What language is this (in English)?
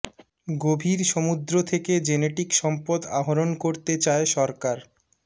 Bangla